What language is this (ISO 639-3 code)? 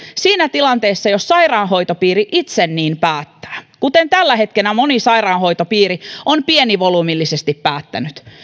fin